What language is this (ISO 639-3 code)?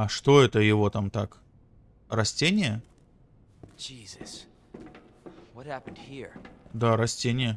rus